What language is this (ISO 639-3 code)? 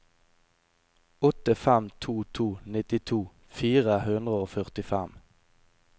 nor